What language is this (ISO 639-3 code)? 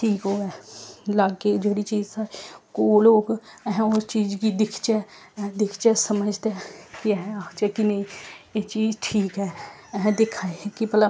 doi